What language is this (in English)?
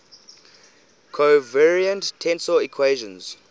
English